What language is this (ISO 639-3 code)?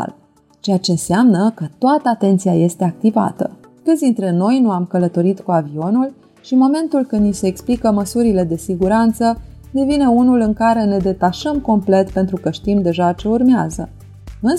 ron